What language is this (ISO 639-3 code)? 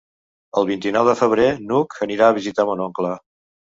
cat